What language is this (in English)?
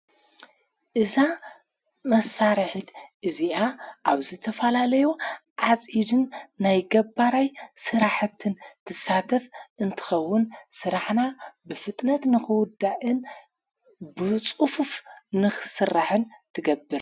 Tigrinya